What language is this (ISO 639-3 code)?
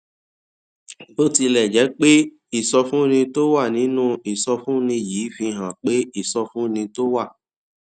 yor